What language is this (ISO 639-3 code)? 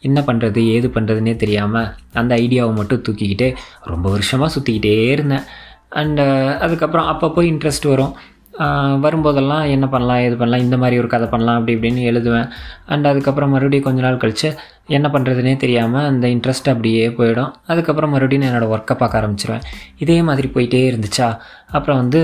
tam